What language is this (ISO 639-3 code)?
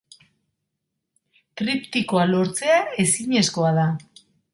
eus